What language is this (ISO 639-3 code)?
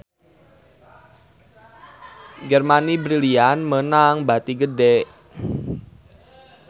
sun